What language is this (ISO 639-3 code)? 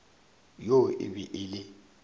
nso